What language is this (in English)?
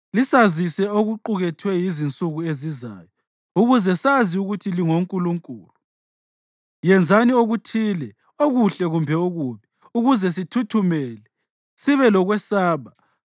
North Ndebele